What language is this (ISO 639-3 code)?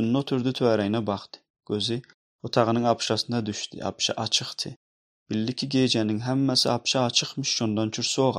fas